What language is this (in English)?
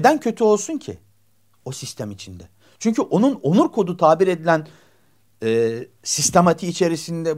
Turkish